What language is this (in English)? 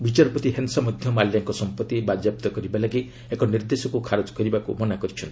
Odia